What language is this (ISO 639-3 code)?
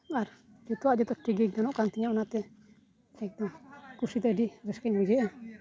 sat